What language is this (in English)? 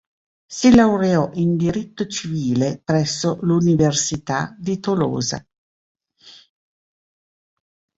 Italian